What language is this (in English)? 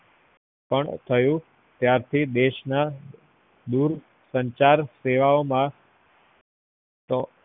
Gujarati